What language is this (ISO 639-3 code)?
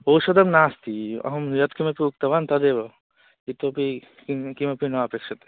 san